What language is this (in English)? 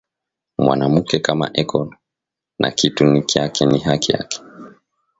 Swahili